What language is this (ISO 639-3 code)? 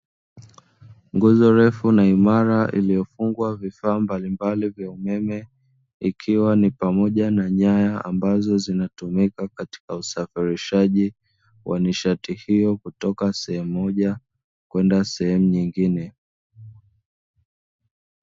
swa